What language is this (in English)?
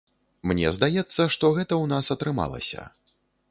Belarusian